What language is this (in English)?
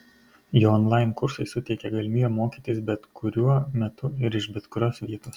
Lithuanian